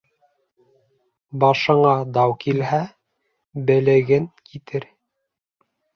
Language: Bashkir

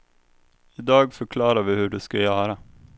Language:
Swedish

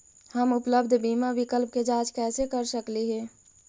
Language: Magahi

